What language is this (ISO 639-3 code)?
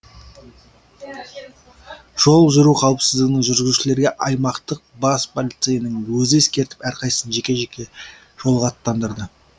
kaz